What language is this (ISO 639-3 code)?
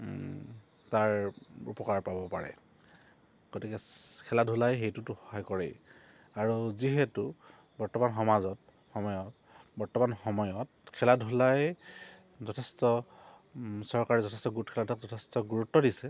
asm